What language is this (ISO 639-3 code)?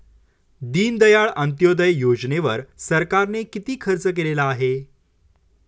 mar